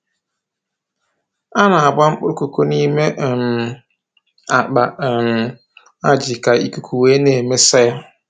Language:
Igbo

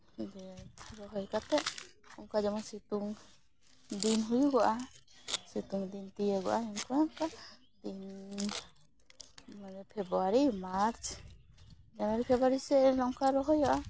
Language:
Santali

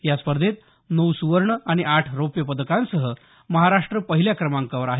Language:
Marathi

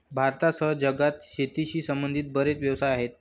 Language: Marathi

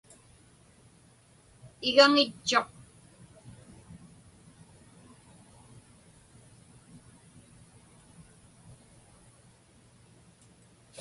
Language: Inupiaq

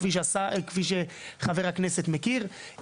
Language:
Hebrew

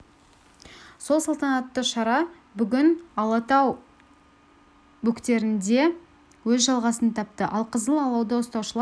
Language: Kazakh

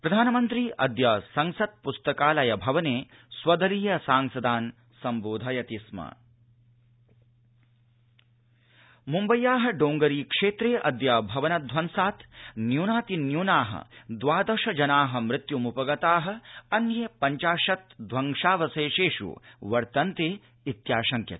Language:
Sanskrit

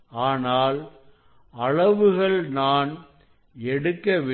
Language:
Tamil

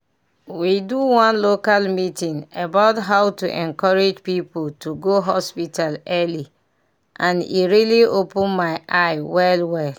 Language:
Nigerian Pidgin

